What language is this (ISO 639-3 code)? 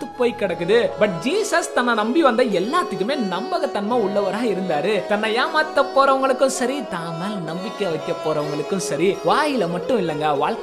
tam